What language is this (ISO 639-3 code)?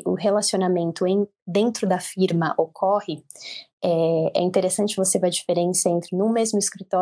por